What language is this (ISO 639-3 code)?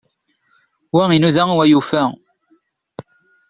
kab